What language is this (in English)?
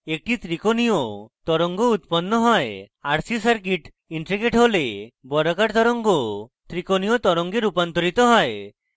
Bangla